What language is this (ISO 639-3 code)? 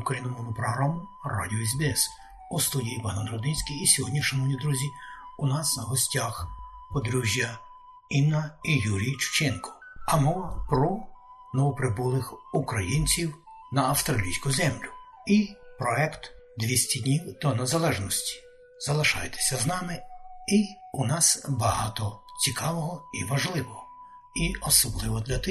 ukr